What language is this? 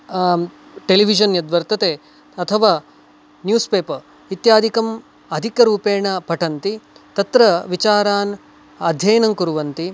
Sanskrit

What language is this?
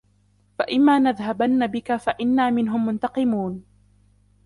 Arabic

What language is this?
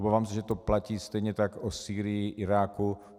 Czech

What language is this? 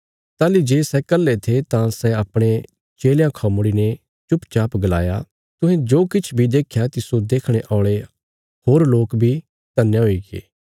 Bilaspuri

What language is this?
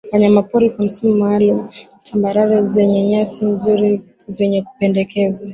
Swahili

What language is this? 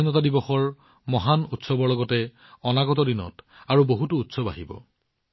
Assamese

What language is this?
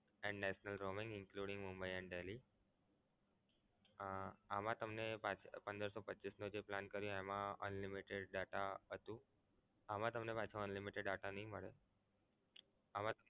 Gujarati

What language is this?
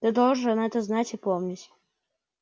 Russian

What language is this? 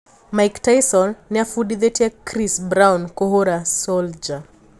Kikuyu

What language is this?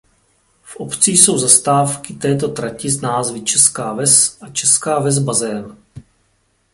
Czech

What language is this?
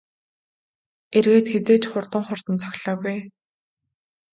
Mongolian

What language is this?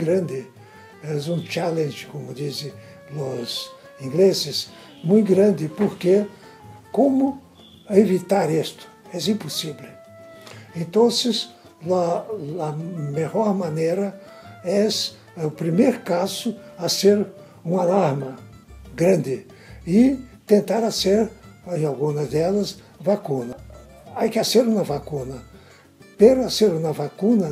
Portuguese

